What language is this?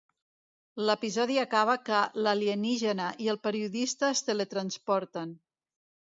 Catalan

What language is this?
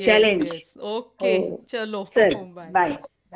Marathi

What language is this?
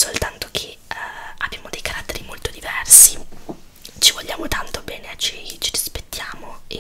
Italian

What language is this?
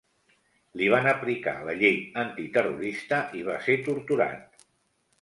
Catalan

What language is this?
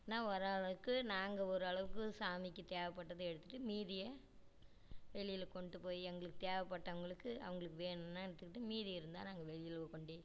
Tamil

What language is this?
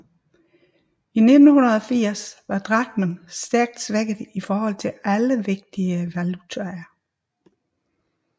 Danish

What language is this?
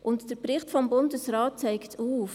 Swiss German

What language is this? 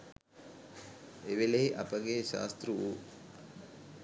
Sinhala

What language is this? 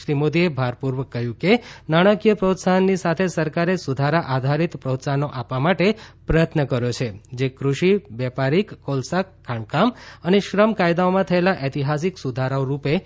Gujarati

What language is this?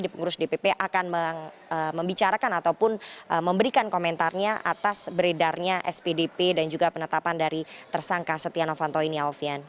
Indonesian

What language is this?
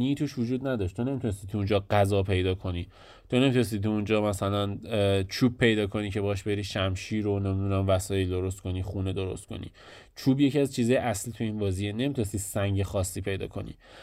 Persian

